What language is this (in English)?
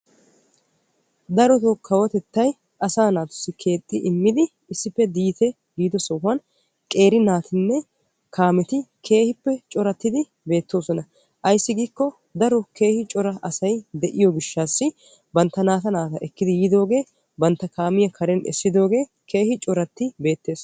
Wolaytta